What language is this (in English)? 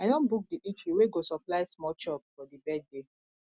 Nigerian Pidgin